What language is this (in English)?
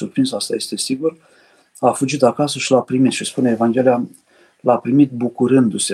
Romanian